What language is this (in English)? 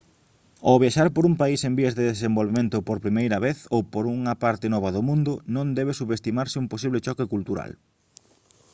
Galician